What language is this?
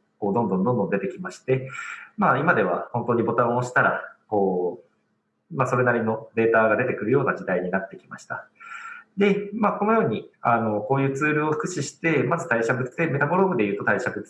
Japanese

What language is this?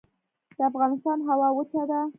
Pashto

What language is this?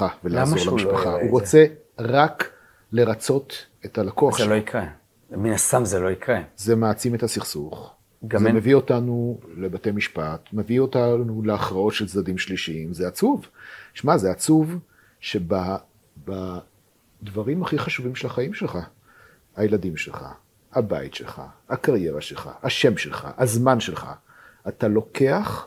Hebrew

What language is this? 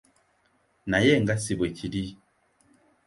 Ganda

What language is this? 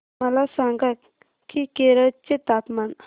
Marathi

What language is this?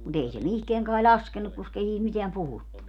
Finnish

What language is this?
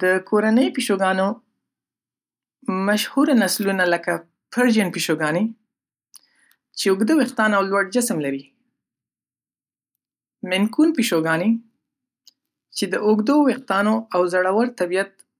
Pashto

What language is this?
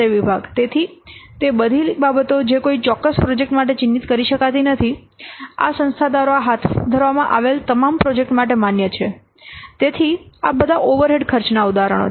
Gujarati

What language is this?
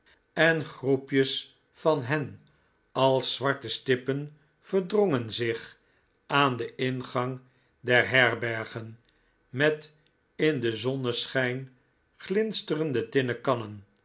Dutch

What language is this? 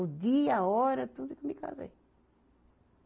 Portuguese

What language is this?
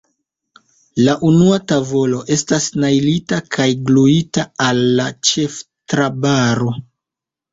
Esperanto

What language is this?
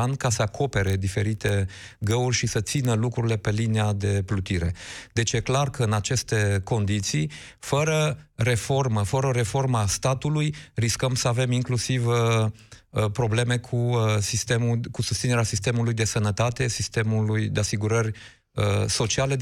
Romanian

